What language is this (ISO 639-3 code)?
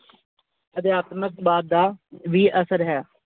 pan